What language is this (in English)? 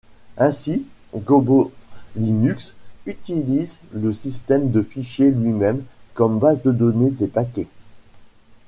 French